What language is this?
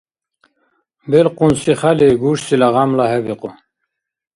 Dargwa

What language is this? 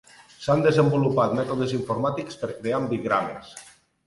Catalan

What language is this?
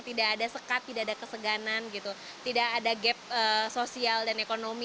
Indonesian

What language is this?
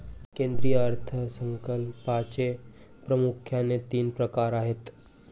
Marathi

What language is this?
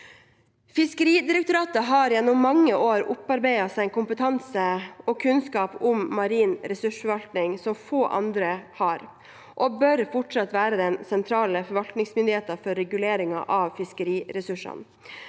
Norwegian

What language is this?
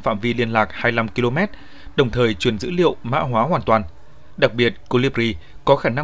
Vietnamese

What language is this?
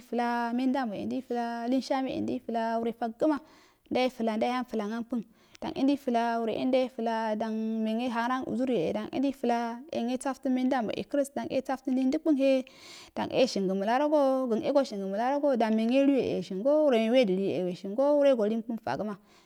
Afade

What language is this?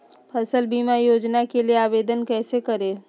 Magahi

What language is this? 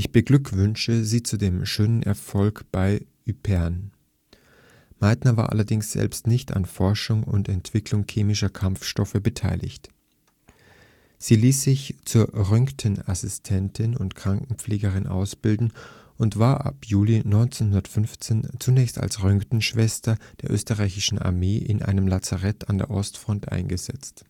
German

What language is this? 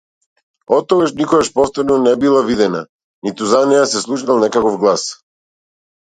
Macedonian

